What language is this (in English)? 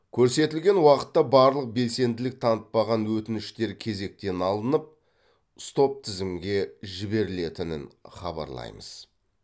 Kazakh